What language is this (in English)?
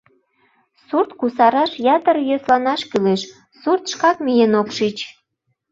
Mari